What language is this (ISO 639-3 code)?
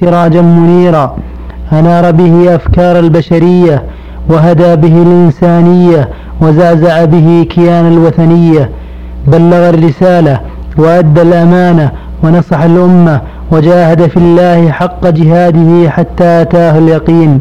ara